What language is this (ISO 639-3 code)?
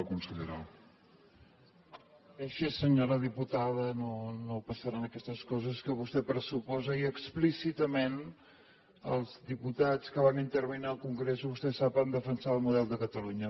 cat